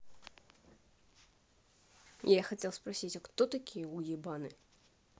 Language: Russian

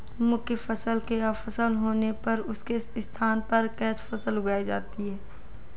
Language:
Hindi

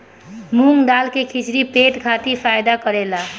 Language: Bhojpuri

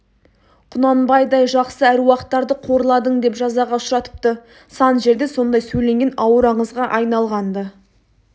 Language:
Kazakh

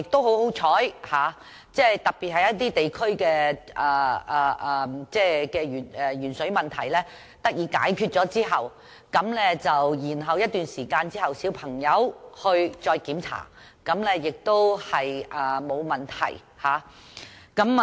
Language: Cantonese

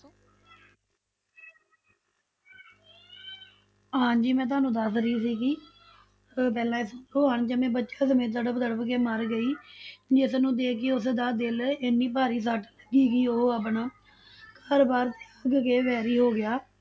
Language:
Punjabi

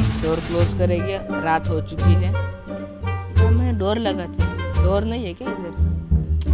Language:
Hindi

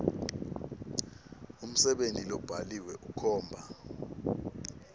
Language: Swati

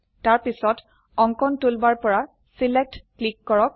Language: Assamese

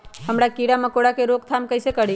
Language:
Magahi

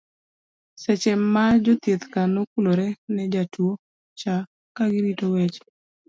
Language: Luo (Kenya and Tanzania)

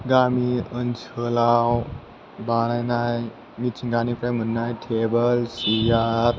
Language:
Bodo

